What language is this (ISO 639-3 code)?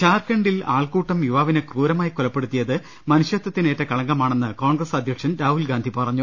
mal